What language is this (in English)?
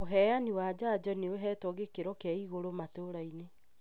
Kikuyu